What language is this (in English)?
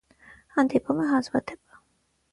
Armenian